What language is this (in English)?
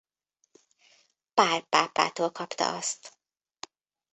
Hungarian